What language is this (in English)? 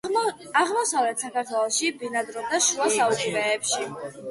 Georgian